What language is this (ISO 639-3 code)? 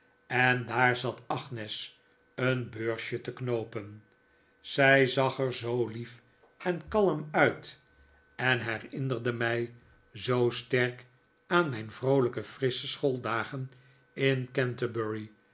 nld